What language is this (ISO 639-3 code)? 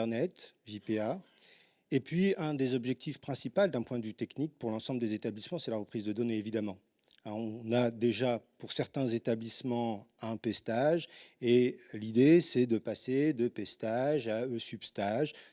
fra